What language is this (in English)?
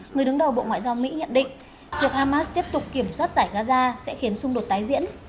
Vietnamese